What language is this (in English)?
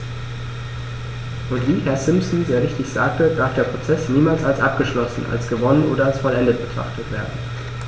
German